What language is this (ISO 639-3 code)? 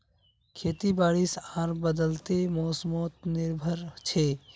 mag